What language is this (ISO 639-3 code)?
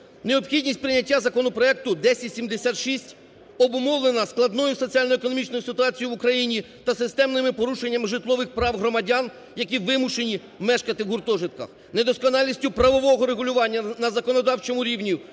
ukr